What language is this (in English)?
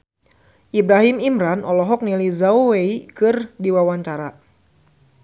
Sundanese